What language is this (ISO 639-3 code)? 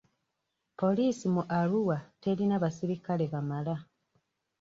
lug